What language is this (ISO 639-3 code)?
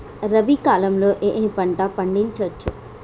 tel